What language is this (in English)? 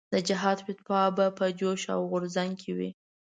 Pashto